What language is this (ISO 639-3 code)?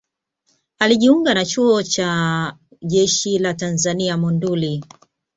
swa